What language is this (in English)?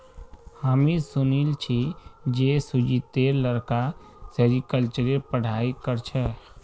Magahi